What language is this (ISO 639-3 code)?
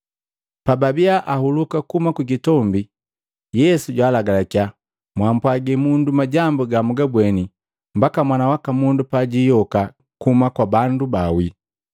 mgv